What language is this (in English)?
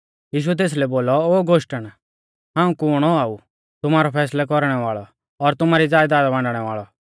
Mahasu Pahari